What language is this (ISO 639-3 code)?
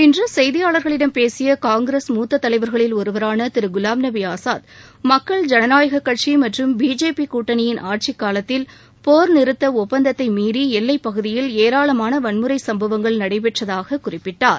tam